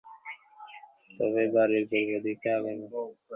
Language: Bangla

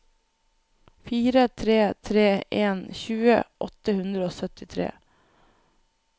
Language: Norwegian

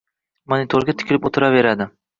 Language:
Uzbek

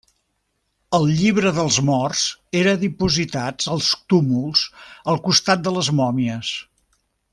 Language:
Catalan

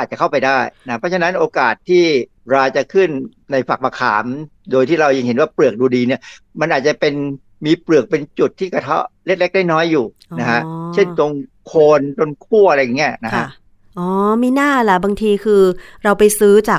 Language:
Thai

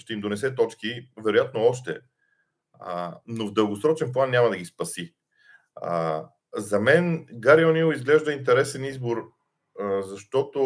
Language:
Bulgarian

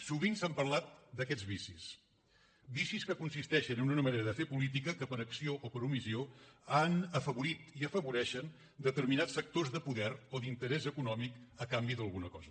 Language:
Catalan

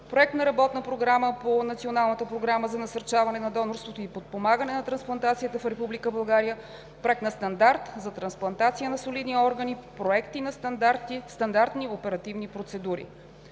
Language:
Bulgarian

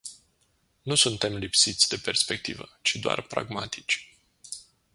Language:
Romanian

